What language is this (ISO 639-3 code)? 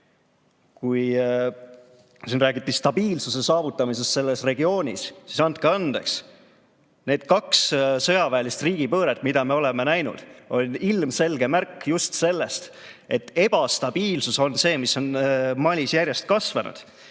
est